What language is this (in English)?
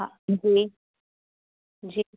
Sindhi